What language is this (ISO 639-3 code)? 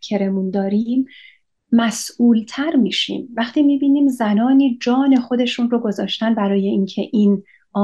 fas